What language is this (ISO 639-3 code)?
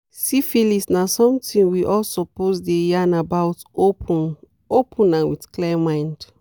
pcm